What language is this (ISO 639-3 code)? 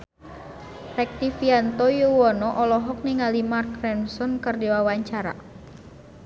sun